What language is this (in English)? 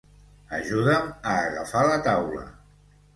Catalan